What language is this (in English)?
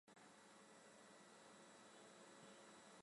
Chinese